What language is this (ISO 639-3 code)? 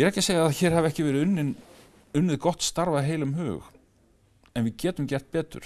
isl